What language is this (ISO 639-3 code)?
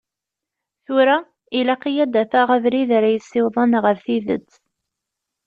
kab